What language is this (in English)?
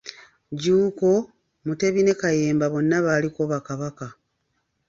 Ganda